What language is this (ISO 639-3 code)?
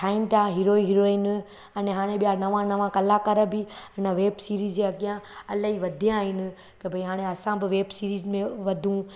snd